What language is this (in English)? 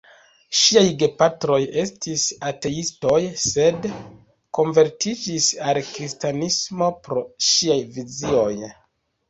Esperanto